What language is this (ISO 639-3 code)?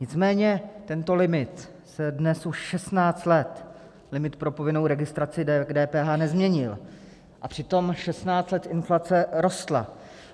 ces